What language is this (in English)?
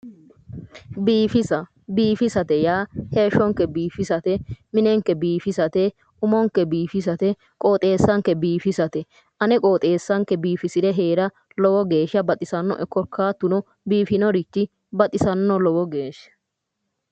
Sidamo